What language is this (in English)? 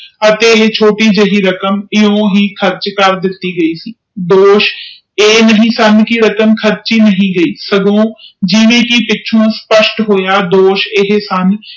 Punjabi